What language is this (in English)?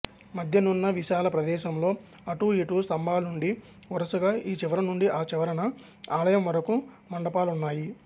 Telugu